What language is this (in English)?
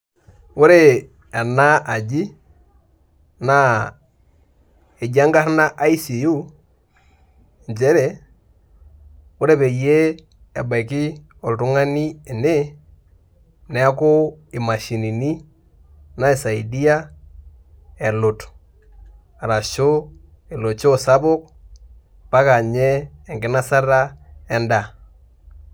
Masai